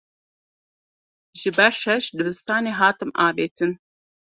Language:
Kurdish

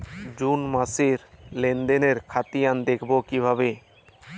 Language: Bangla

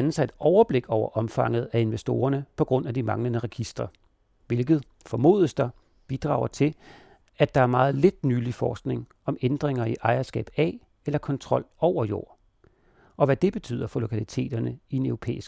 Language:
Danish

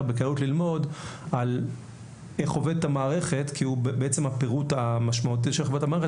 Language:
Hebrew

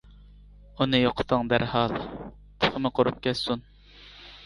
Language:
Uyghur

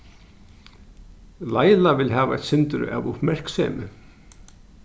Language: Faroese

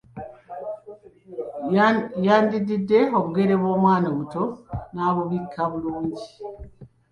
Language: Ganda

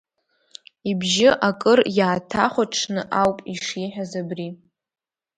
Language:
Abkhazian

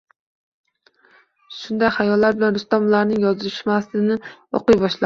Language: Uzbek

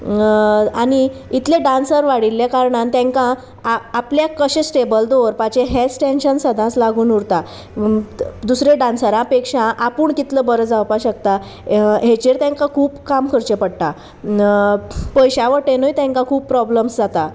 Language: Konkani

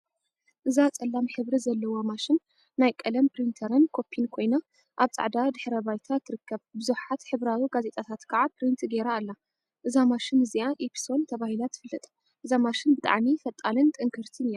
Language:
Tigrinya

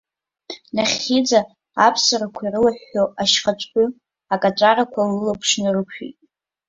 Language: Abkhazian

